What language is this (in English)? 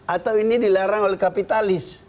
Indonesian